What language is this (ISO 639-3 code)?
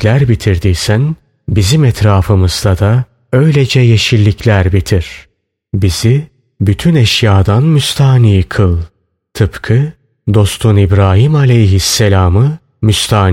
tur